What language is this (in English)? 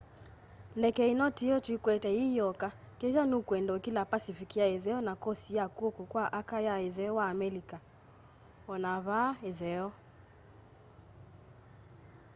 Kamba